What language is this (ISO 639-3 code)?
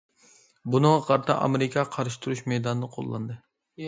uig